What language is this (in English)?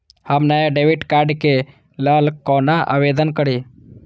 Maithili